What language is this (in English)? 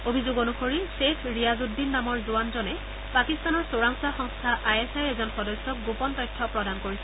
Assamese